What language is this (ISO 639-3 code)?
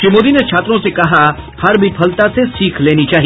hin